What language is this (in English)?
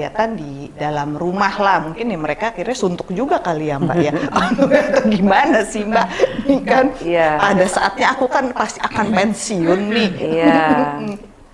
Indonesian